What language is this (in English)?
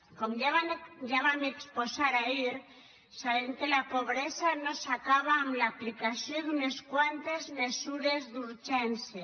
Catalan